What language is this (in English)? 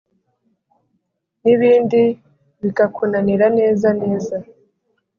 Kinyarwanda